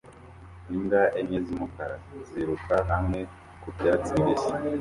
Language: Kinyarwanda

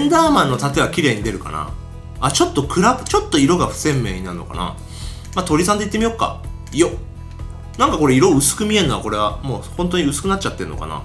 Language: Japanese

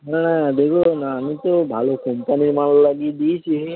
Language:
Bangla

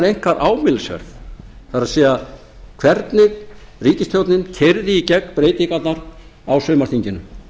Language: Icelandic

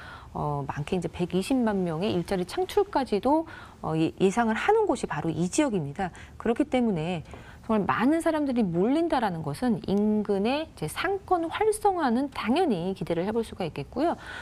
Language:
Korean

